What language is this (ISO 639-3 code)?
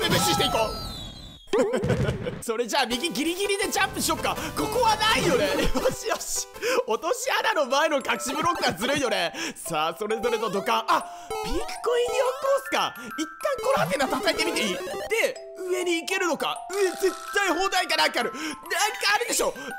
jpn